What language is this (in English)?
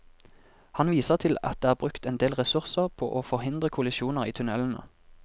Norwegian